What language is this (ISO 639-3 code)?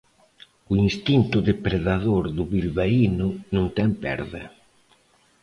glg